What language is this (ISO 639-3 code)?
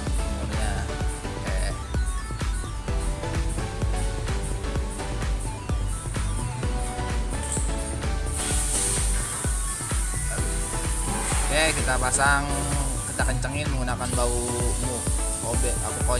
ind